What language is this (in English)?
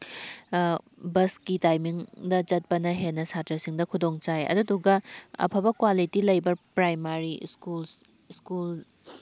Manipuri